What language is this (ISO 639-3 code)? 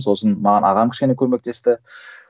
kaz